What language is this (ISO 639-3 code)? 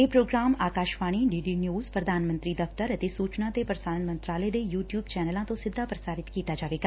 pan